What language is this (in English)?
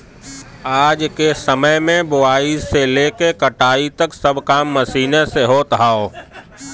Bhojpuri